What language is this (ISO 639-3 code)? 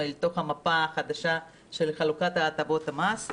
heb